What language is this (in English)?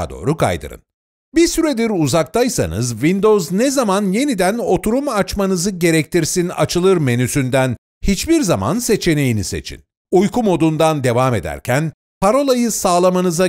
Turkish